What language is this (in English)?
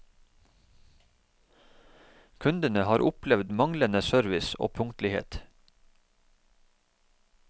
Norwegian